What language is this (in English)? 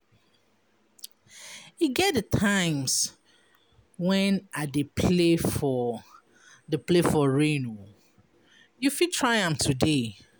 Nigerian Pidgin